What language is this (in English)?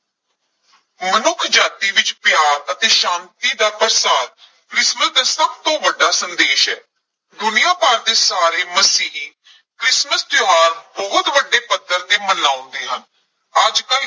Punjabi